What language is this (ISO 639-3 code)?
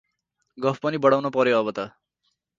nep